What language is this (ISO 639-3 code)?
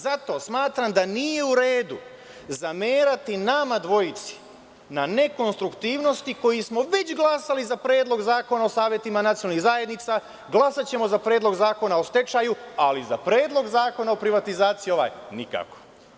srp